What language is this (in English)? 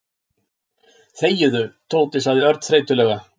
Icelandic